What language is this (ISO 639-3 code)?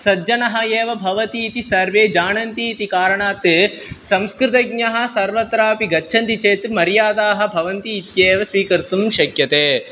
san